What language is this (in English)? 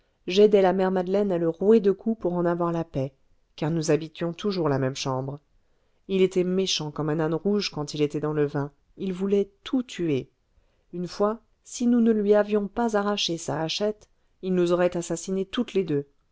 French